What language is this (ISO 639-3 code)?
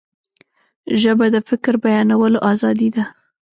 pus